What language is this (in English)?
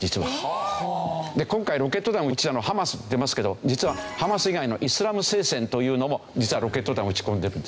Japanese